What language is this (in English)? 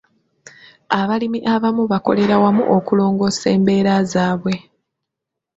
Ganda